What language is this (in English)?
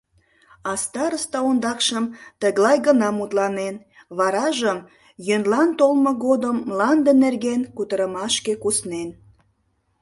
Mari